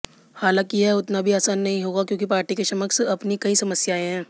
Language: Hindi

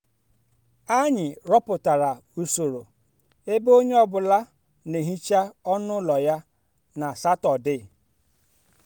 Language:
Igbo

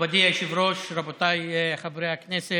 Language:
Hebrew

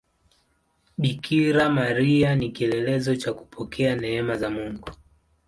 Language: Swahili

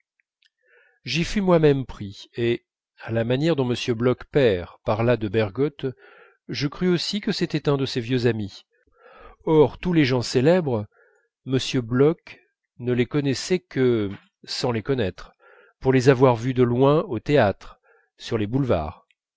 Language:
French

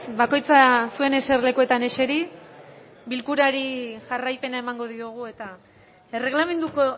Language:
Basque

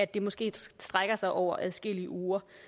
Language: Danish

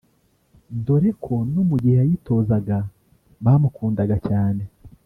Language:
Kinyarwanda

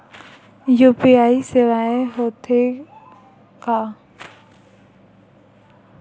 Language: Chhattisgarhi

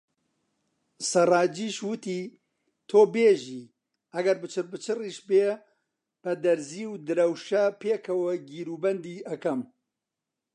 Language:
Central Kurdish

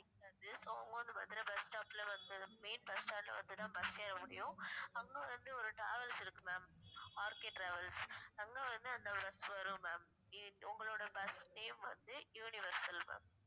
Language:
Tamil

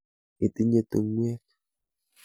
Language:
Kalenjin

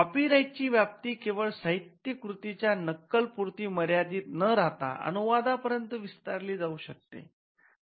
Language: Marathi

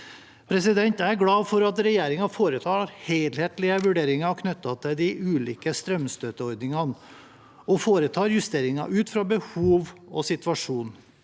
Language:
Norwegian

